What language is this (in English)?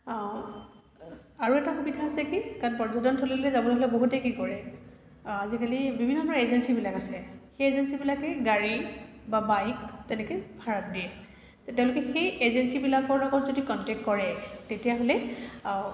Assamese